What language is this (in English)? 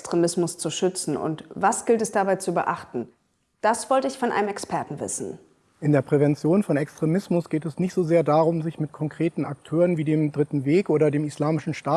German